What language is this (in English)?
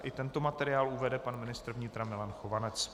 Czech